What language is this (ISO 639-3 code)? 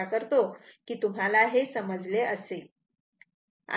mar